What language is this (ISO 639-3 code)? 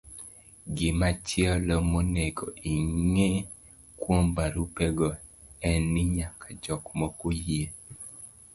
luo